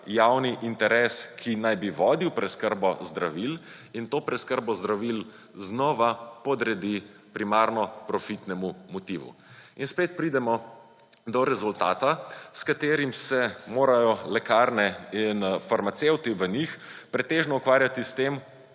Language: Slovenian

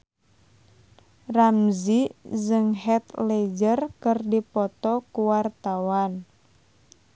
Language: Sundanese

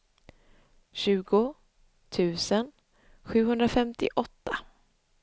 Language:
Swedish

